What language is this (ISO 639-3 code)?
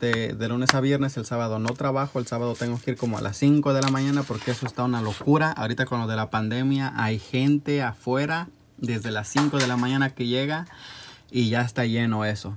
spa